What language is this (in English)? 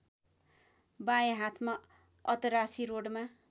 Nepali